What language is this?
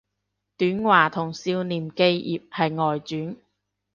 Cantonese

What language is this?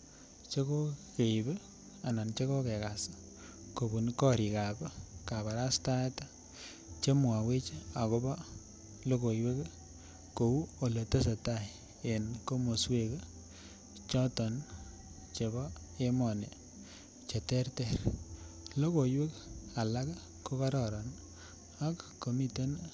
Kalenjin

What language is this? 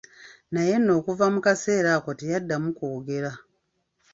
Ganda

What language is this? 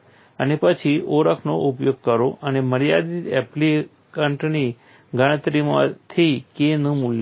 Gujarati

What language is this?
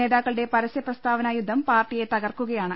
Malayalam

